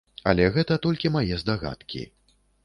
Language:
Belarusian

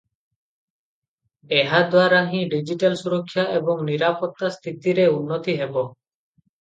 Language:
Odia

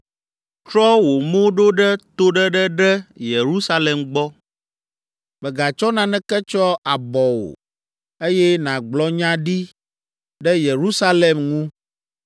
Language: Ewe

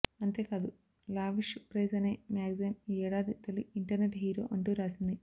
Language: Telugu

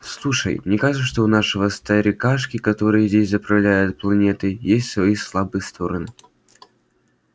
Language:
Russian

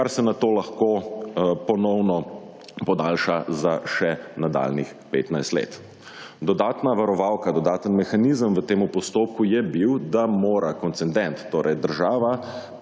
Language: Slovenian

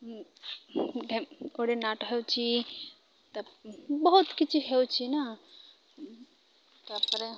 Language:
Odia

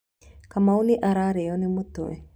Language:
Kikuyu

